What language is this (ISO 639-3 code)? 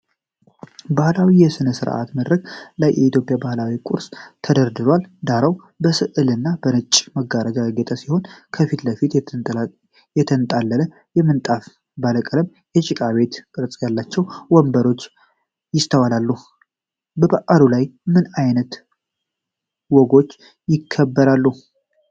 amh